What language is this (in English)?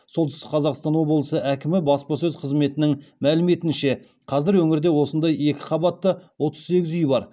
Kazakh